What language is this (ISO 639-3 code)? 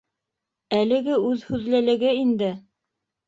bak